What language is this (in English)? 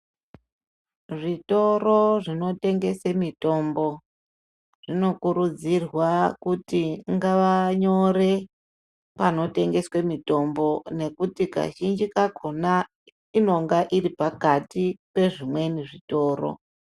Ndau